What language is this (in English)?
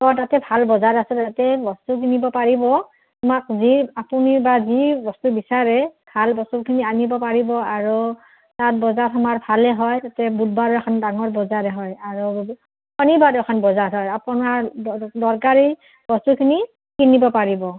Assamese